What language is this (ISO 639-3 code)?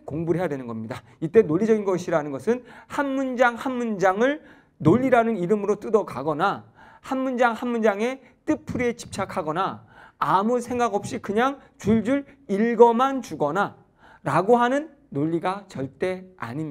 kor